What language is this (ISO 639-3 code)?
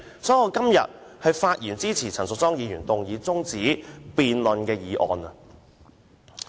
yue